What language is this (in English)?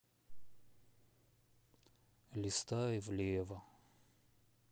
Russian